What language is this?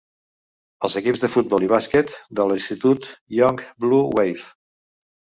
Catalan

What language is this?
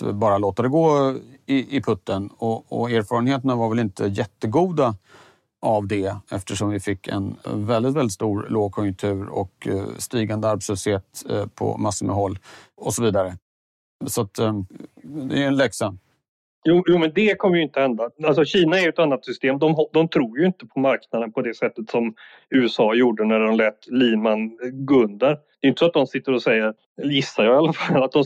Swedish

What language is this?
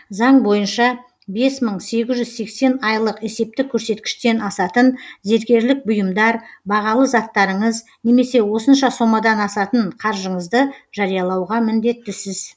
Kazakh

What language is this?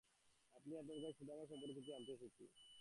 Bangla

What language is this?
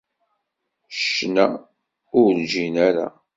Kabyle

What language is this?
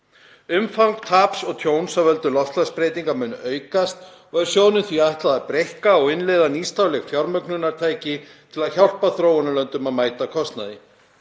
Icelandic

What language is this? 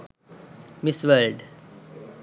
Sinhala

